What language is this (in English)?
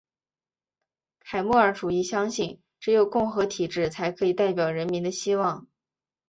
Chinese